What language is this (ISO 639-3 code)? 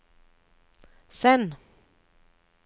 nor